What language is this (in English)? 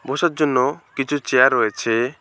Bangla